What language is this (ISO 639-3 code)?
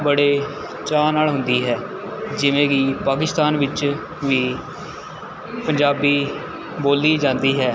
pan